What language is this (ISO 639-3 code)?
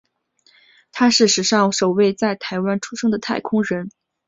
zho